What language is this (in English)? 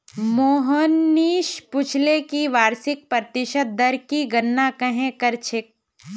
Magahi